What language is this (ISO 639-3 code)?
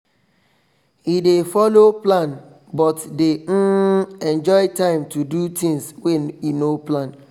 pcm